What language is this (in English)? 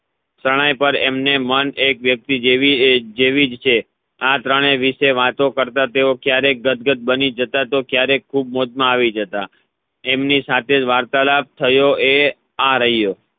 Gujarati